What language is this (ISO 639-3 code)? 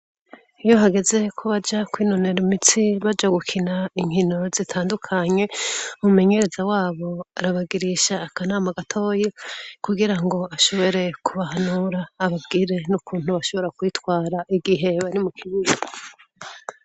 run